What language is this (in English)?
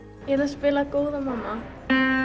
Icelandic